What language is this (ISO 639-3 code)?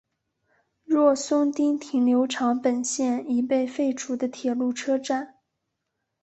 zho